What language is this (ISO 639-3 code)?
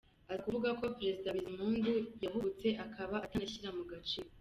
kin